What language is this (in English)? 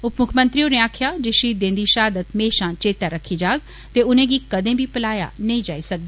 Dogri